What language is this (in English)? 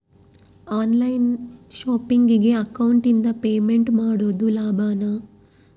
Kannada